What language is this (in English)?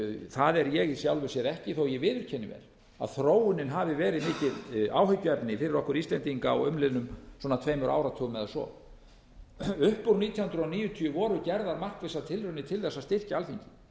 Icelandic